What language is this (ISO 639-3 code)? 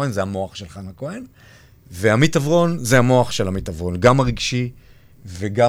heb